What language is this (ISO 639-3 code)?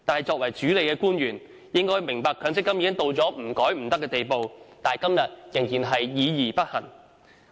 yue